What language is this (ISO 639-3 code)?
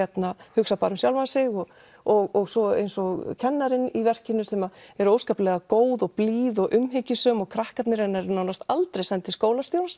isl